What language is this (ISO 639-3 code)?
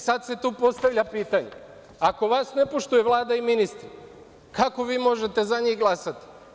srp